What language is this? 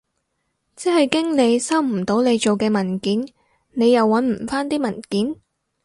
Cantonese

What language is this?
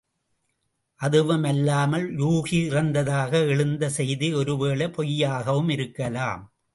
Tamil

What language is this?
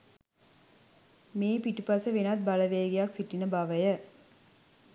Sinhala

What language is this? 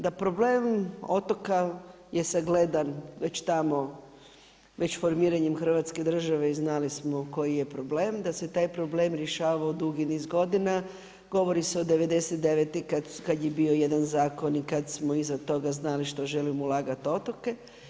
Croatian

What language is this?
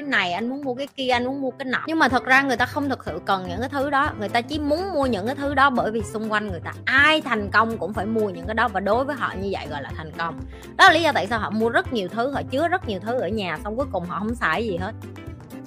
Vietnamese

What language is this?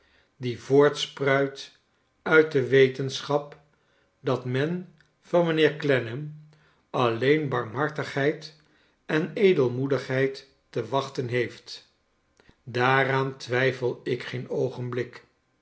Dutch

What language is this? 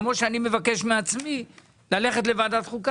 Hebrew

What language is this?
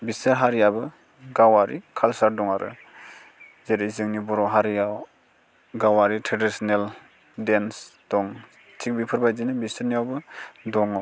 Bodo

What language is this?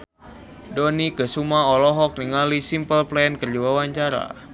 Sundanese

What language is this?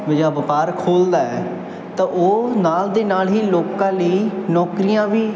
Punjabi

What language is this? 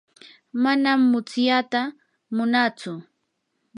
Yanahuanca Pasco Quechua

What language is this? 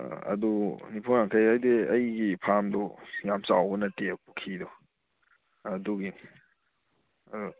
Manipuri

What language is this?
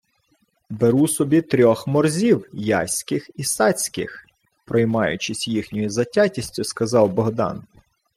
Ukrainian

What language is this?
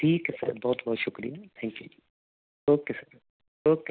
Punjabi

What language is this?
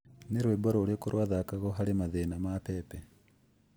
Kikuyu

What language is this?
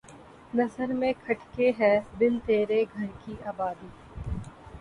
Urdu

